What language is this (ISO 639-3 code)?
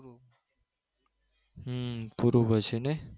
guj